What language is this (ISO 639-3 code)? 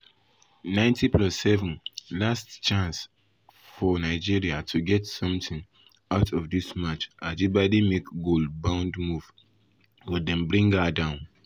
pcm